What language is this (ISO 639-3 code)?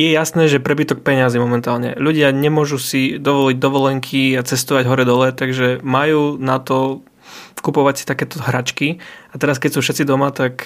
slk